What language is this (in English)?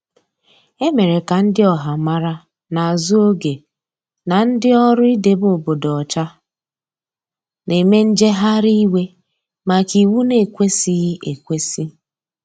Igbo